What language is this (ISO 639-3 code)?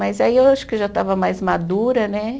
por